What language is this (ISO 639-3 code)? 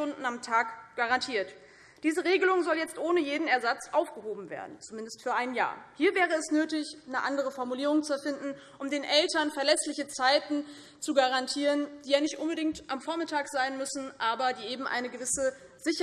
deu